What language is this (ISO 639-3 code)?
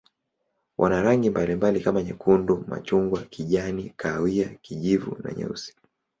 swa